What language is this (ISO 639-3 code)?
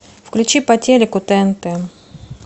rus